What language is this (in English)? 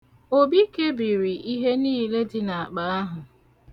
Igbo